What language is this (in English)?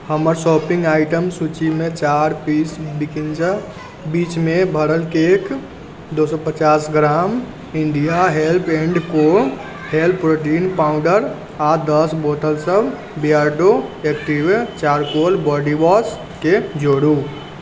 Maithili